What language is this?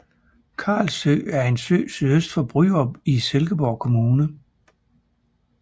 Danish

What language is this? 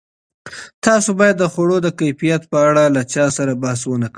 Pashto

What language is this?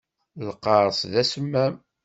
Kabyle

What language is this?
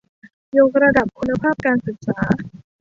Thai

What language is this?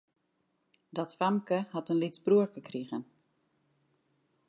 Western Frisian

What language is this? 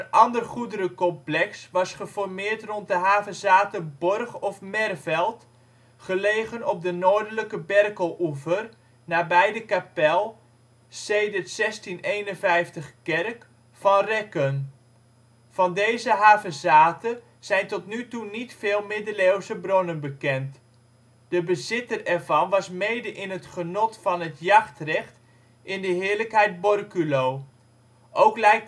Dutch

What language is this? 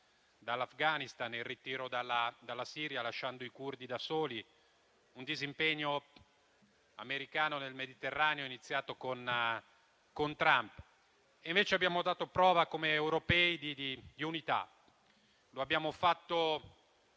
Italian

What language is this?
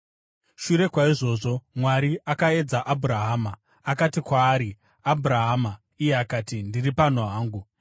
Shona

